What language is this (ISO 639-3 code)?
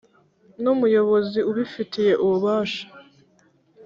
kin